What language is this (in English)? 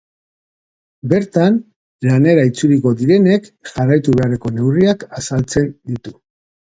Basque